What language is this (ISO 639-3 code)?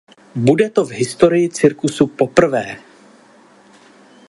ces